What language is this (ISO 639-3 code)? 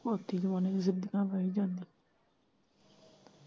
pan